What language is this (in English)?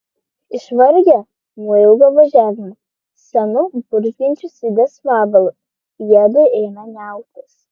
Lithuanian